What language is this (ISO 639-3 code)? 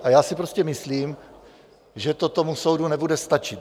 ces